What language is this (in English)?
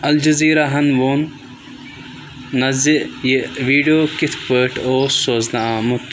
Kashmiri